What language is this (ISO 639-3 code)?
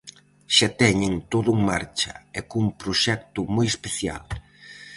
glg